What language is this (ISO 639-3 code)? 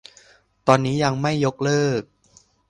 tha